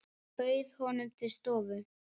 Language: Icelandic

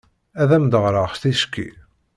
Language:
Kabyle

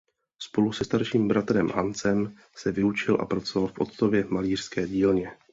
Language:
Czech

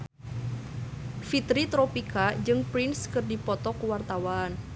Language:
Sundanese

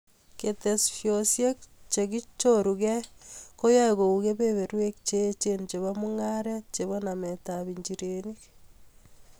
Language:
Kalenjin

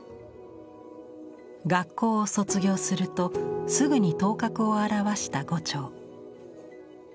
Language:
Japanese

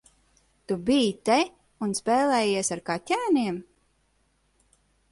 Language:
Latvian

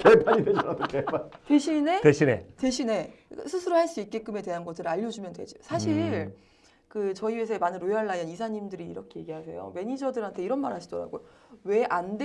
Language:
Korean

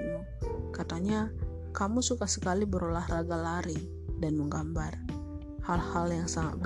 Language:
Indonesian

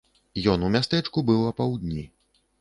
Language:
Belarusian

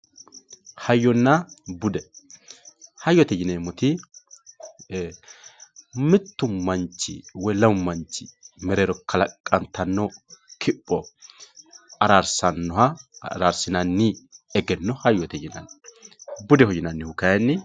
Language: Sidamo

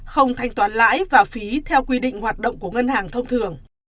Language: Vietnamese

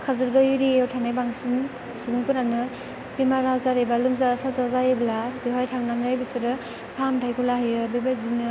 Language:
Bodo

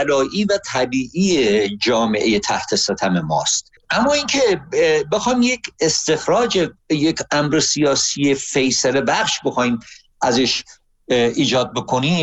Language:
Persian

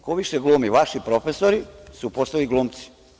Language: Serbian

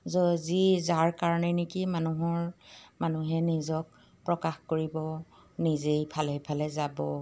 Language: Assamese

